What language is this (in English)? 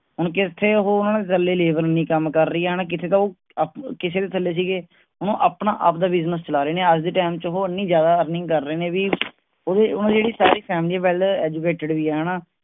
Punjabi